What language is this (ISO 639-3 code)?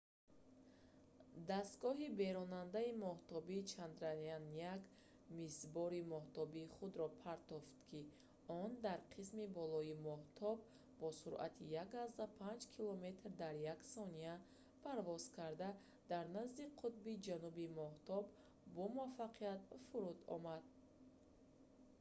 tgk